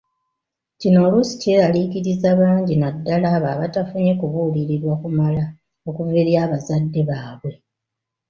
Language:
Ganda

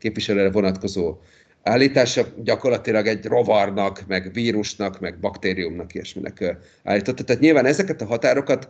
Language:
Hungarian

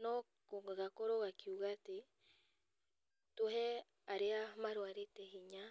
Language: Kikuyu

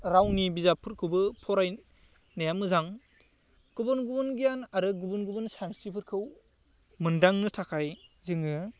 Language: Bodo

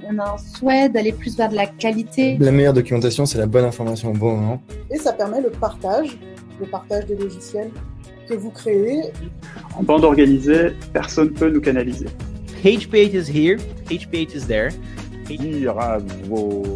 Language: French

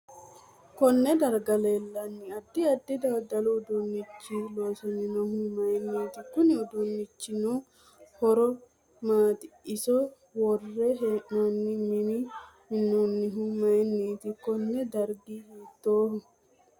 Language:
Sidamo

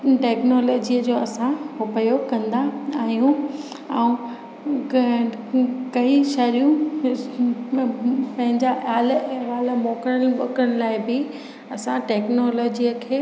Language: Sindhi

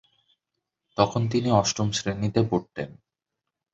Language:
Bangla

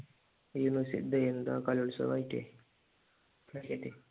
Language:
Malayalam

